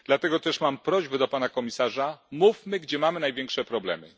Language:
Polish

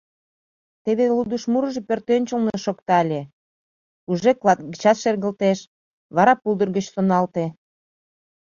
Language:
Mari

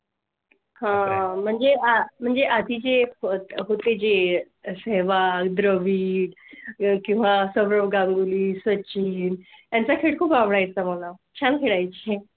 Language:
Marathi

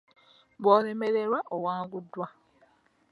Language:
Ganda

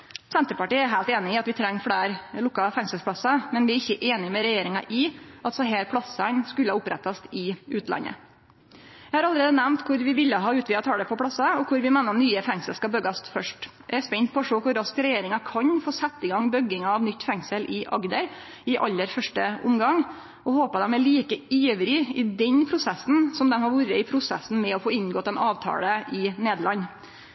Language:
Norwegian Nynorsk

